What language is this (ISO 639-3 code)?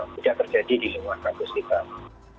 ind